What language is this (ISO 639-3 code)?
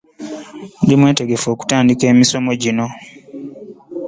lug